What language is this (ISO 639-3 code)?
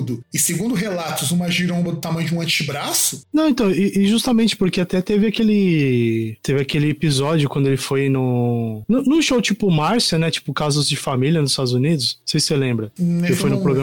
por